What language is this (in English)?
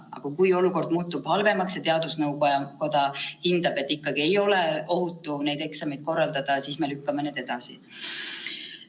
Estonian